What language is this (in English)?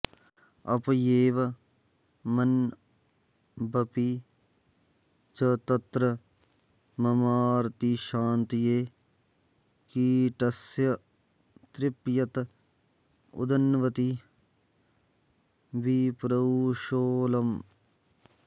Sanskrit